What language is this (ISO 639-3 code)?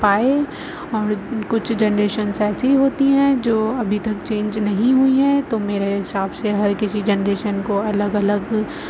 urd